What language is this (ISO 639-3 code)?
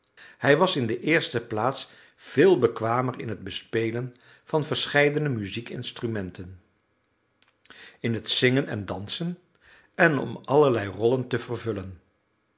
nld